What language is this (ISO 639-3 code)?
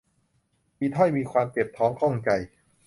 tha